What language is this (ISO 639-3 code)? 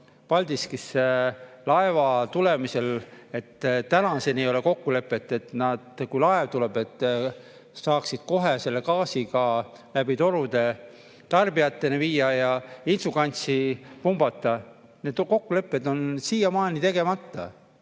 est